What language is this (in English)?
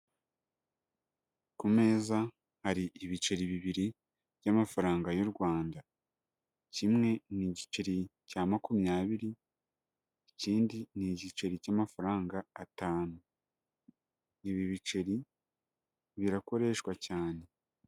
Kinyarwanda